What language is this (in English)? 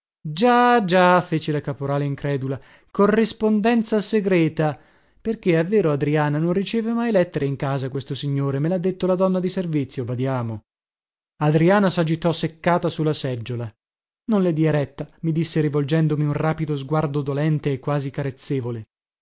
Italian